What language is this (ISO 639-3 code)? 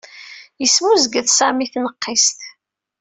kab